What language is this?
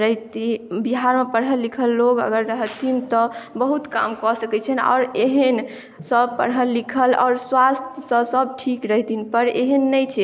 Maithili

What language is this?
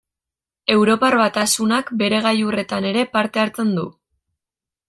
Basque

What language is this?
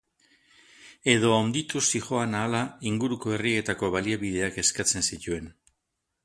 Basque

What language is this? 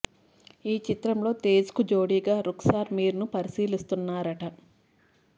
Telugu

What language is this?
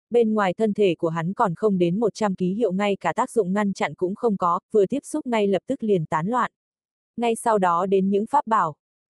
Vietnamese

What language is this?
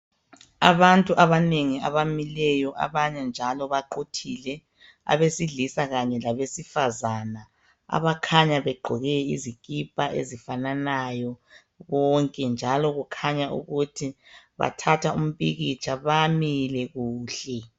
North Ndebele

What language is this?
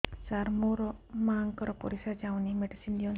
Odia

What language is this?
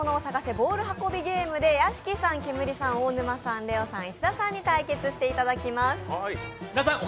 Japanese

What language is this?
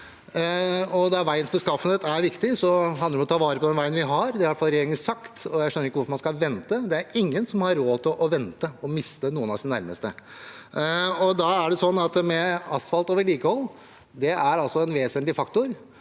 Norwegian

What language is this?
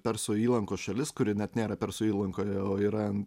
Lithuanian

